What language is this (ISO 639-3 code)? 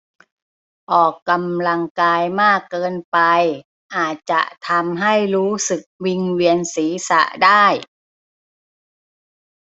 tha